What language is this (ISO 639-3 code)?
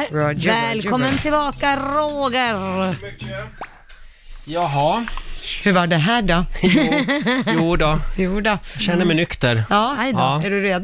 swe